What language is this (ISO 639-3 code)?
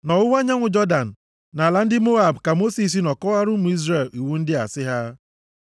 ibo